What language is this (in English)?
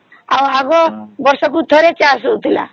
Odia